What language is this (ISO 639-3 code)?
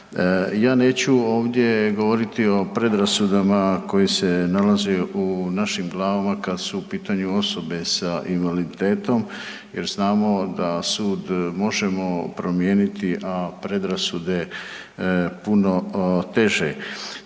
hrv